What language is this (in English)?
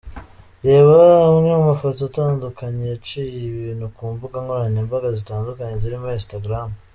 Kinyarwanda